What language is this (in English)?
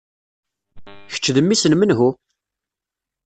Kabyle